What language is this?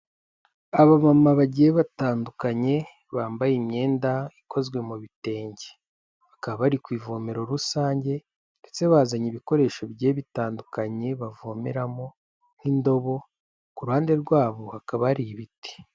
Kinyarwanda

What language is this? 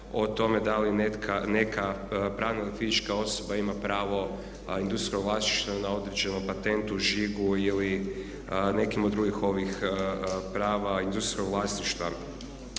Croatian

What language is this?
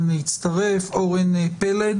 Hebrew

